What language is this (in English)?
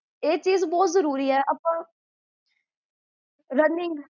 Punjabi